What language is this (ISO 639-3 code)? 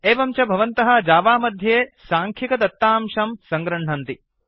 san